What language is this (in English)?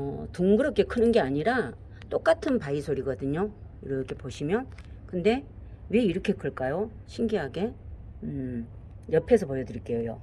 Korean